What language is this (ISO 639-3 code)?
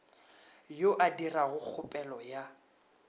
nso